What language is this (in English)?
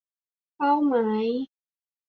Thai